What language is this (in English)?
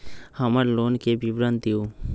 Magahi